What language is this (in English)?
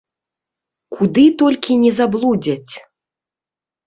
Belarusian